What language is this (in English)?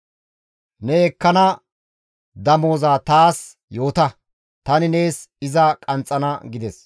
Gamo